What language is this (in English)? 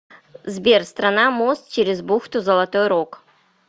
Russian